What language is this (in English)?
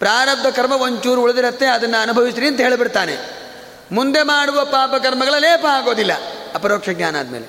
Kannada